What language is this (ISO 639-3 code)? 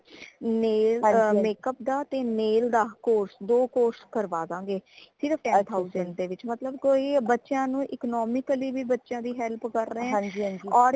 pan